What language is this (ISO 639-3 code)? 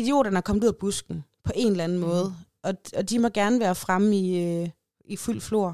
dan